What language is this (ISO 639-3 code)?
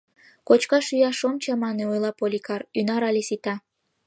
chm